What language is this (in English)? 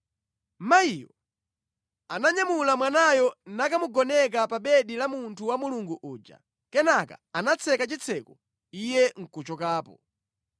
Nyanja